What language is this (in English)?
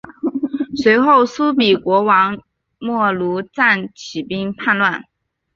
Chinese